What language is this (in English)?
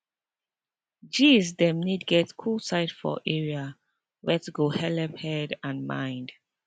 Nigerian Pidgin